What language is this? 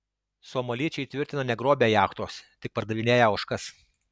Lithuanian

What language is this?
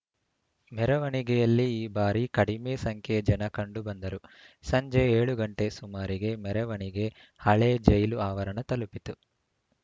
Kannada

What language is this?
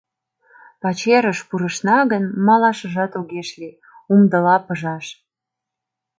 Mari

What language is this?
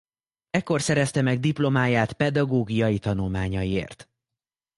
Hungarian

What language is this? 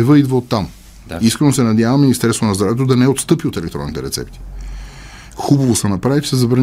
Bulgarian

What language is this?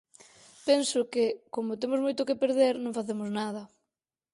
Galician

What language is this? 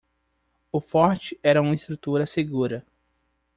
Portuguese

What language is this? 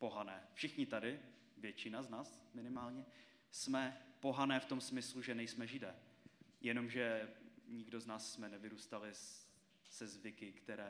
Czech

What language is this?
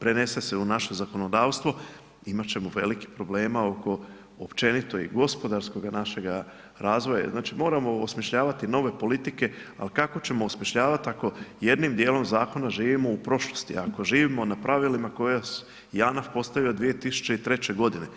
Croatian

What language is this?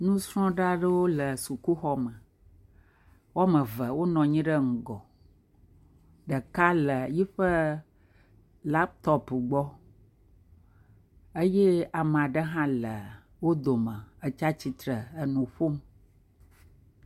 Ewe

